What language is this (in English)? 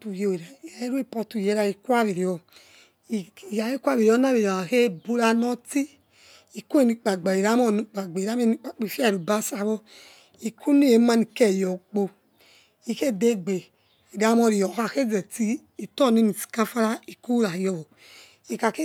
Yekhee